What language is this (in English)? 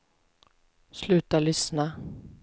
Swedish